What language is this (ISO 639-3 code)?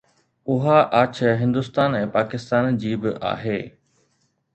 snd